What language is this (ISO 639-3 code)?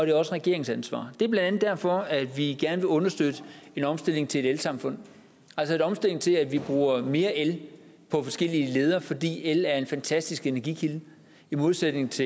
dan